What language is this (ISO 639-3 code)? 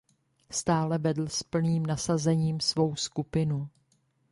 ces